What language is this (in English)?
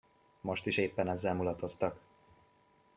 Hungarian